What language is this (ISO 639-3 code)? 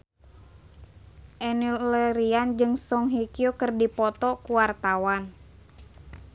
sun